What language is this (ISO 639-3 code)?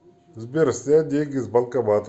rus